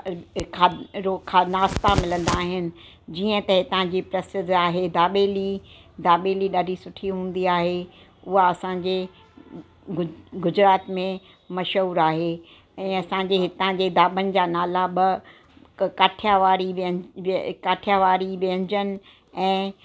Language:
Sindhi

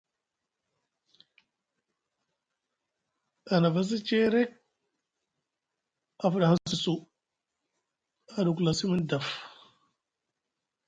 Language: Musgu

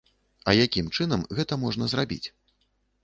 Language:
Belarusian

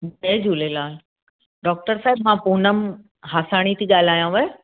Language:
Sindhi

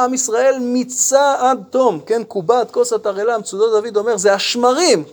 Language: Hebrew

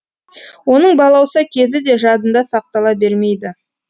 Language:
Kazakh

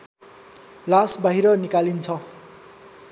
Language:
Nepali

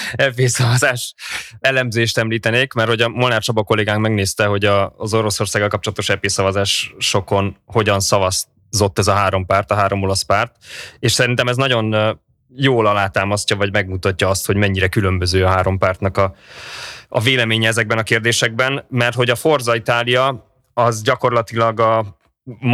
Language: Hungarian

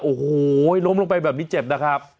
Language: Thai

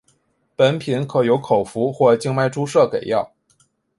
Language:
Chinese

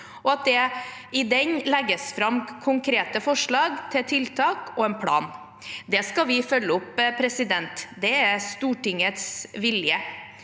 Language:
Norwegian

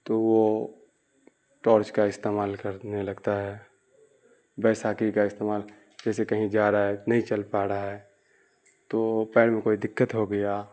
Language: Urdu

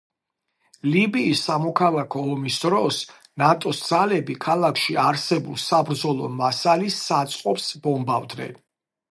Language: Georgian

